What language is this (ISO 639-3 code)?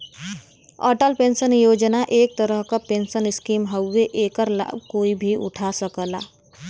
bho